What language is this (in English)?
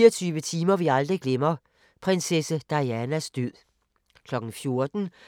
Danish